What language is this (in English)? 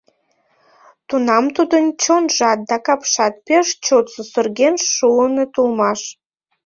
Mari